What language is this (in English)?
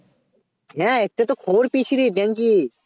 Bangla